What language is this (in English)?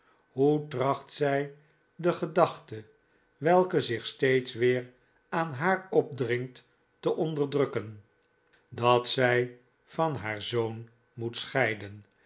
Dutch